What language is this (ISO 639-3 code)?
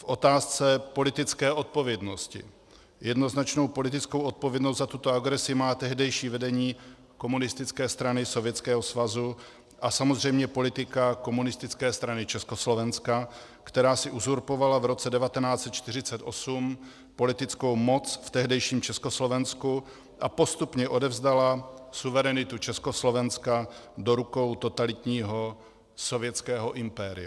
ces